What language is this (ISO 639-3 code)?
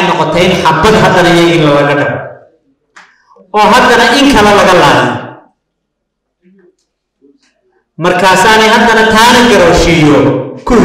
ara